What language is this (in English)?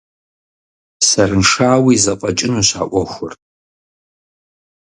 Kabardian